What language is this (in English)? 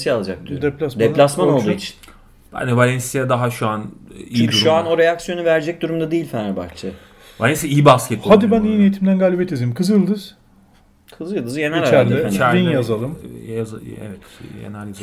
Turkish